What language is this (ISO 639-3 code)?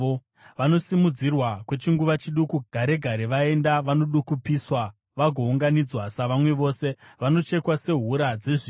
sna